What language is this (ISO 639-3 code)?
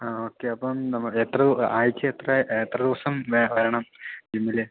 mal